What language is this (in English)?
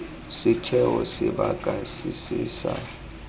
Tswana